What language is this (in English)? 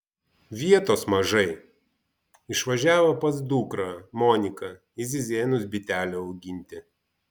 Lithuanian